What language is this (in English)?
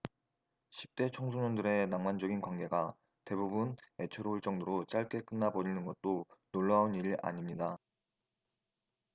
Korean